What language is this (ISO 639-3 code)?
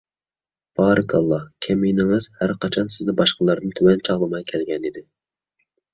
uig